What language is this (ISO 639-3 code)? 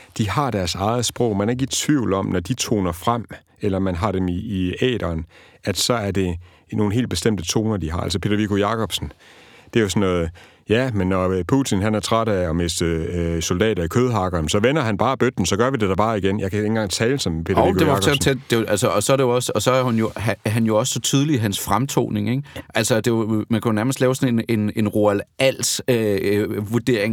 dan